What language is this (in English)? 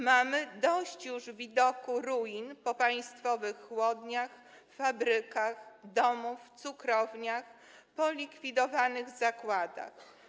Polish